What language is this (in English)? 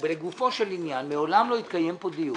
Hebrew